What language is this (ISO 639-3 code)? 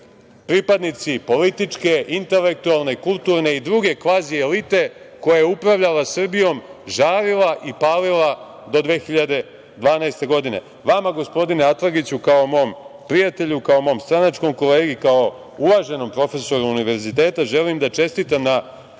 srp